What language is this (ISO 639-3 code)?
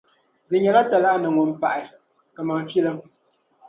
dag